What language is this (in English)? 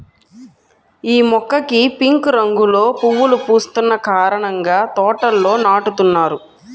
Telugu